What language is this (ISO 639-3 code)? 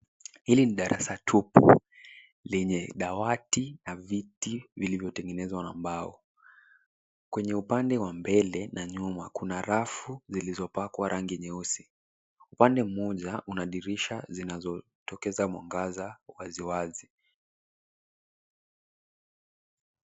swa